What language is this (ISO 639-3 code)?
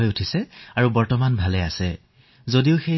asm